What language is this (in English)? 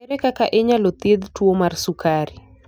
Luo (Kenya and Tanzania)